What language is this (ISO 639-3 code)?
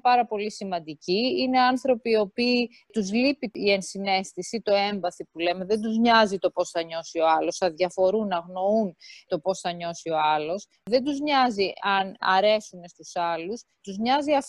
ell